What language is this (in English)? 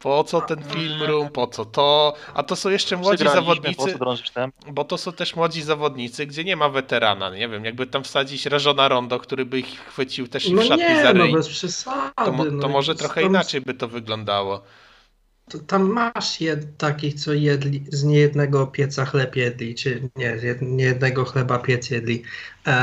Polish